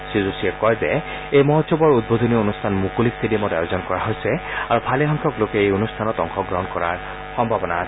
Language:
Assamese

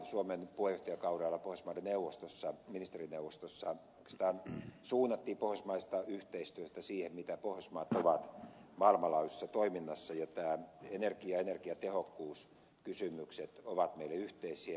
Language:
Finnish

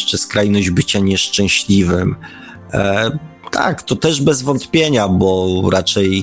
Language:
Polish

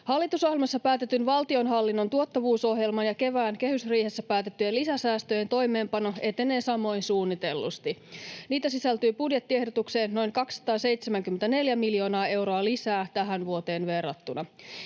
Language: Finnish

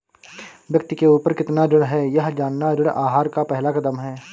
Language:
Hindi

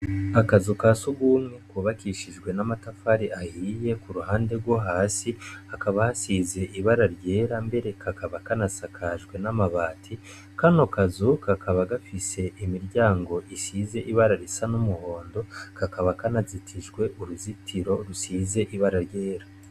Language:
Rundi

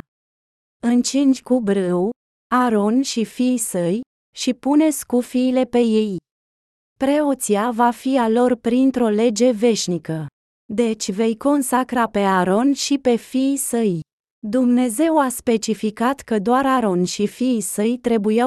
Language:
Romanian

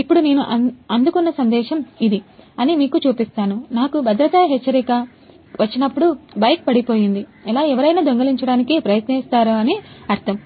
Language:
Telugu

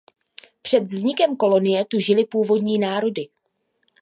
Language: Czech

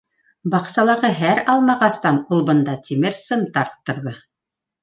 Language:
Bashkir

